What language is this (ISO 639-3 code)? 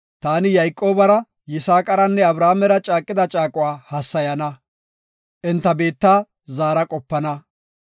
gof